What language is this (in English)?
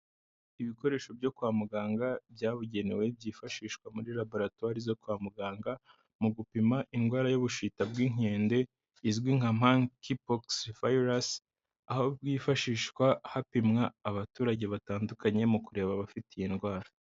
Kinyarwanda